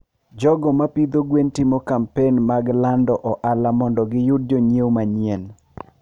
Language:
Luo (Kenya and Tanzania)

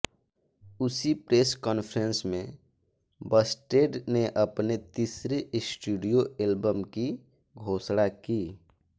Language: Hindi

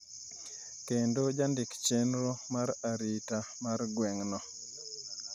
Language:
Luo (Kenya and Tanzania)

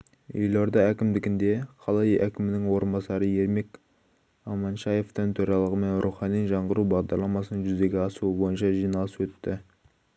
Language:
Kazakh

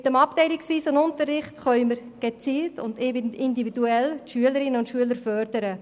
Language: Swiss German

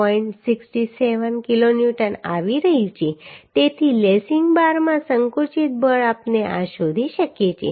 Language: Gujarati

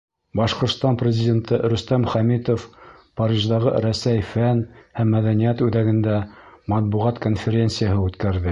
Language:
Bashkir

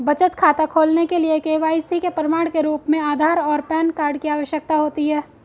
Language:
Hindi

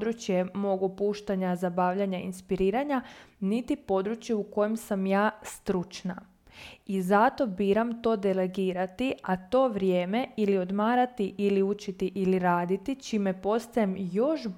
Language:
Croatian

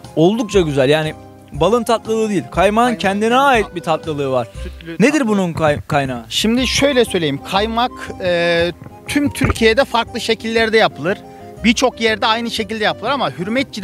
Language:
Turkish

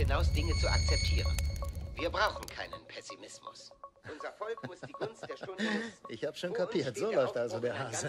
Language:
German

